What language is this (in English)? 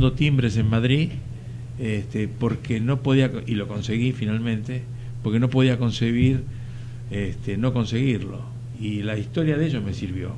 Spanish